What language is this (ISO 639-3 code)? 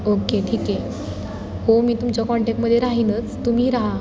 mar